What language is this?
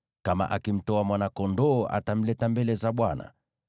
Swahili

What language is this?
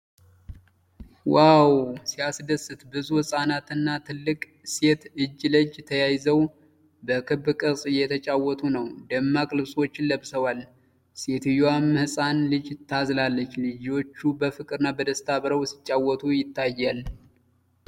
Amharic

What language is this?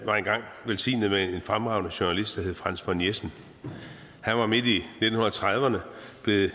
Danish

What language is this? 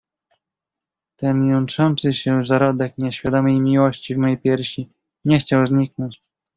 Polish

